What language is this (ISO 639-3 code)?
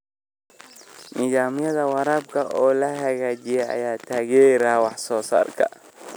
som